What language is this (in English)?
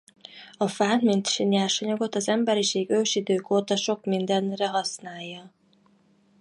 Hungarian